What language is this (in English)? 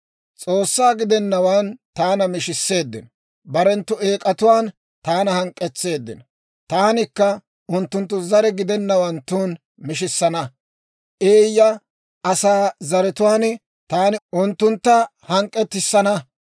Dawro